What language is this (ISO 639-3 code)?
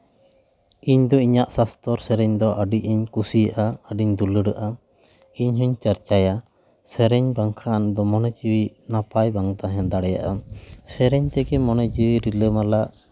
sat